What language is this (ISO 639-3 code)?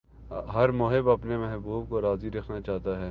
urd